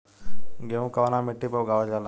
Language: Bhojpuri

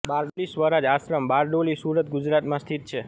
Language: Gujarati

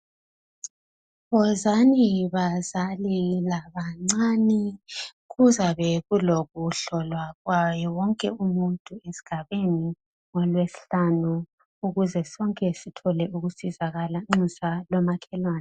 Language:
North Ndebele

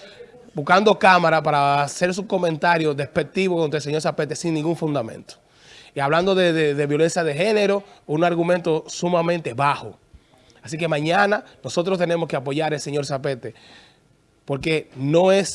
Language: Spanish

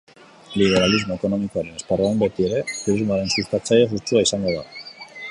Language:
Basque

